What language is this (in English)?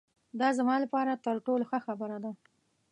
Pashto